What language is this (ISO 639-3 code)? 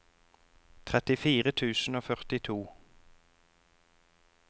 nor